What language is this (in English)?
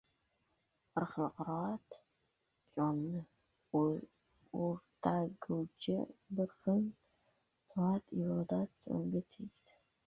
Uzbek